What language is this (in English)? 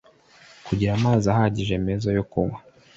Kinyarwanda